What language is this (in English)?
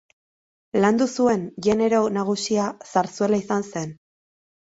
Basque